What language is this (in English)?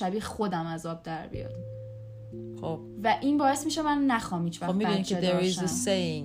Persian